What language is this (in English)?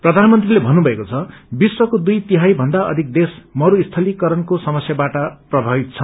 Nepali